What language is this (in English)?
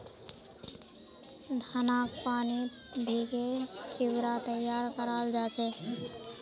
Magahi